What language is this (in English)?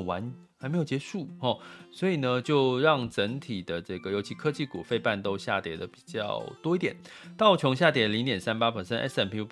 Chinese